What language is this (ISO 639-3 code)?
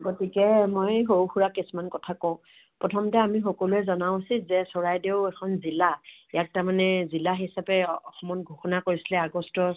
asm